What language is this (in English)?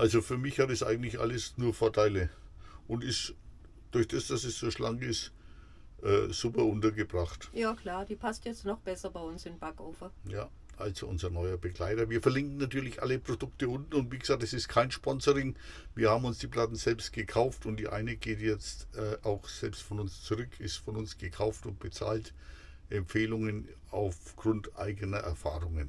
German